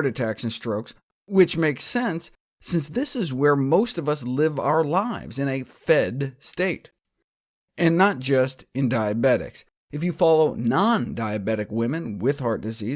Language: English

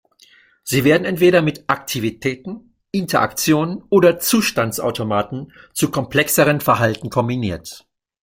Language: German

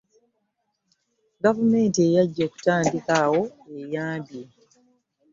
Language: Ganda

